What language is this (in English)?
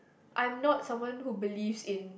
English